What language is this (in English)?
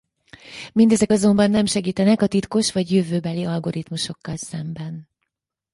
Hungarian